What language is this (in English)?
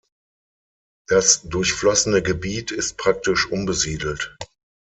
German